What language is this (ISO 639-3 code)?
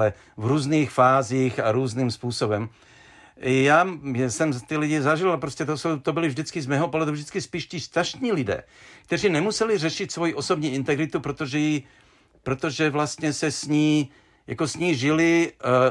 ces